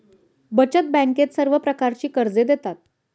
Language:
Marathi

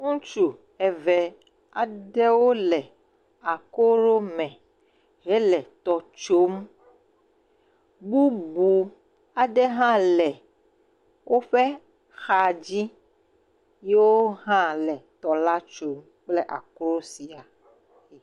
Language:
Ewe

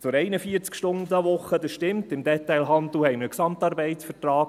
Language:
Swiss German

